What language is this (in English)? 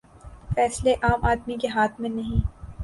Urdu